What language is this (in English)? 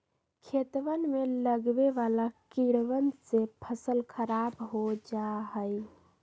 Magahi